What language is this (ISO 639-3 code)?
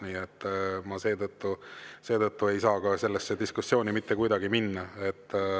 est